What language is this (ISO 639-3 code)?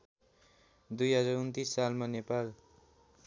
nep